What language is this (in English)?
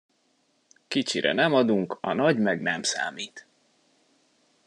Hungarian